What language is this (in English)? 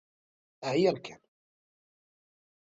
Kabyle